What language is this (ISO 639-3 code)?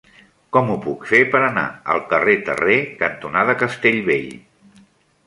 cat